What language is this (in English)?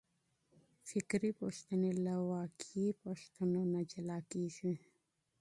Pashto